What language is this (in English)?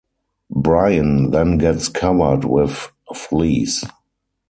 English